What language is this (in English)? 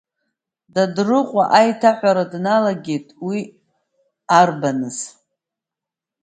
Abkhazian